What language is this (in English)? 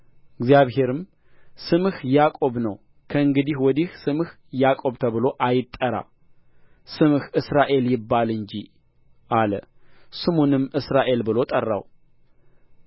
Amharic